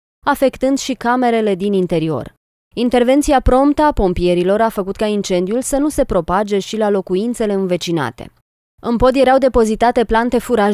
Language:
Romanian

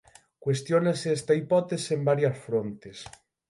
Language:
Galician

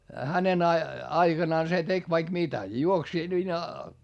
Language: Finnish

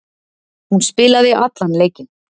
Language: Icelandic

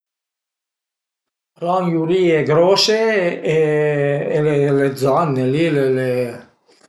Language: Piedmontese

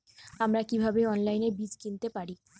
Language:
Bangla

